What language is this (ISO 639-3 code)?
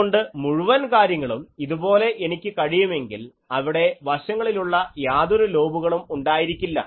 mal